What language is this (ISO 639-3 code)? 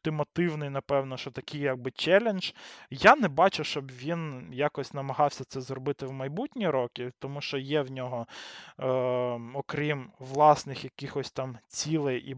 ukr